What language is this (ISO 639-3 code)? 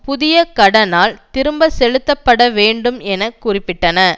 tam